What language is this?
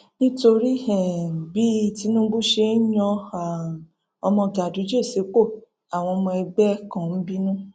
Yoruba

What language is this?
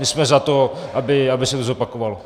Czech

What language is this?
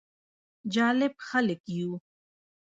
Pashto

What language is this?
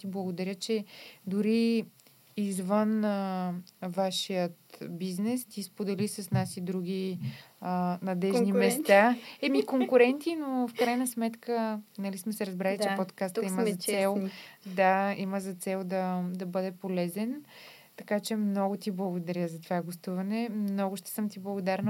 Bulgarian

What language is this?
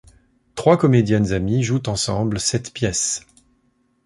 French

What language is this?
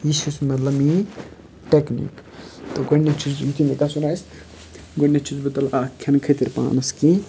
Kashmiri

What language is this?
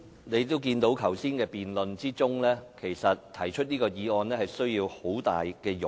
Cantonese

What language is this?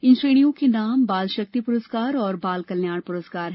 Hindi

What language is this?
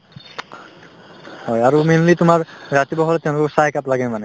Assamese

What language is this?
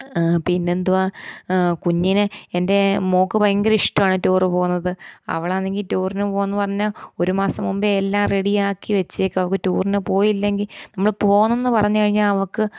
Malayalam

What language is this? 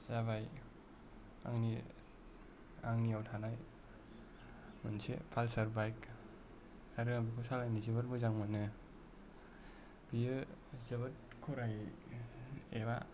Bodo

